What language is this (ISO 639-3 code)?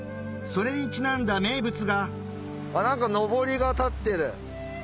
jpn